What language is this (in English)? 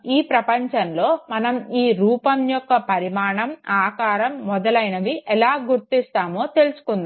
Telugu